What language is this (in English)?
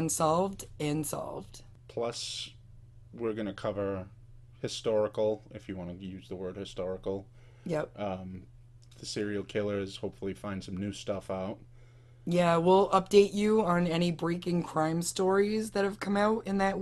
English